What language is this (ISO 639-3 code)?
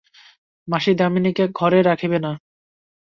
ben